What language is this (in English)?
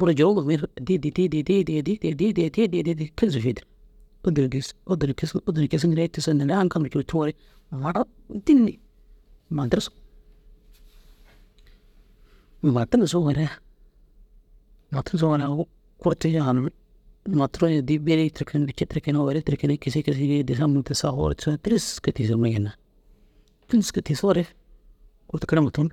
Dazaga